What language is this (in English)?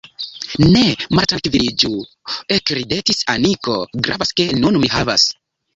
Esperanto